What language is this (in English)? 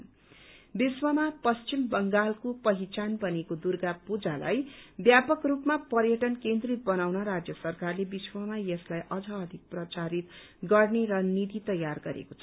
Nepali